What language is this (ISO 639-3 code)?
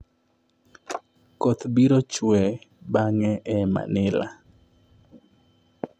luo